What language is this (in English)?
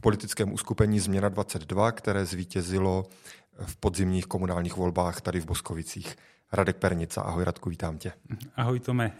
Czech